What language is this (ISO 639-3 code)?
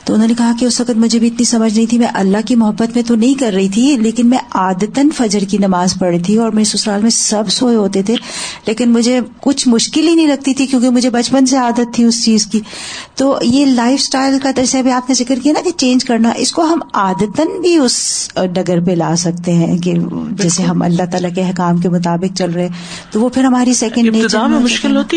urd